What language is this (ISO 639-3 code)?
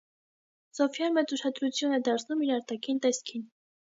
hye